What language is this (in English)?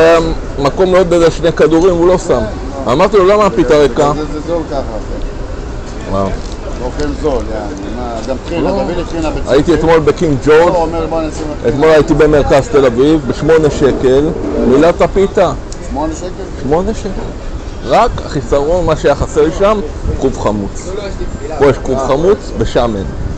Hebrew